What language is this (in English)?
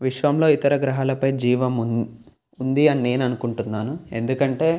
Telugu